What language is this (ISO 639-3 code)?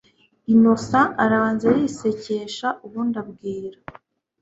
kin